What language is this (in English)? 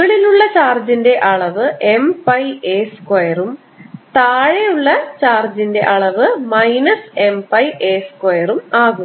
Malayalam